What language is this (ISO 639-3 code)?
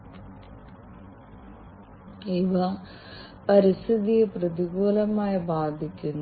mal